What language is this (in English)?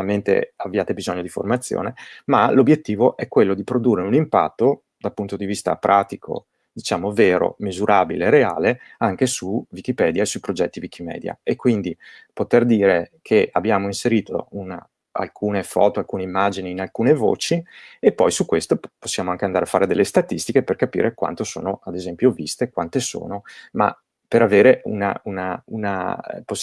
Italian